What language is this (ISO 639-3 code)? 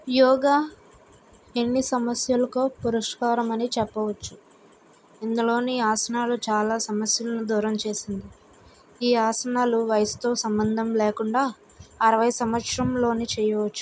tel